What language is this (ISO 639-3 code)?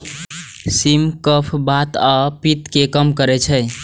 mai